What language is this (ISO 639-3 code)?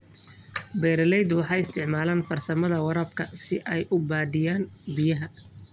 som